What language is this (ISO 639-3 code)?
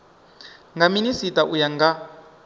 ven